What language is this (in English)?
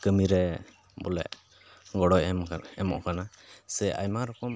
Santali